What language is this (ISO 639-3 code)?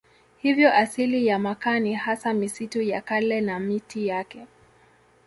swa